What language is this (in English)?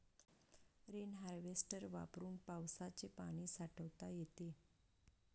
Marathi